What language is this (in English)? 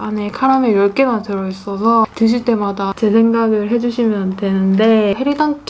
Korean